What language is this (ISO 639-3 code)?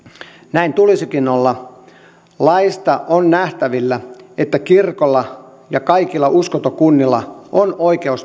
fin